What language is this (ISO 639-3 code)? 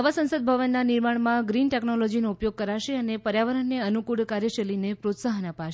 guj